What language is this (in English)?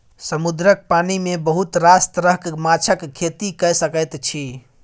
Maithili